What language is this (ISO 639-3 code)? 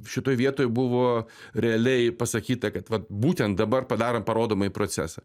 lit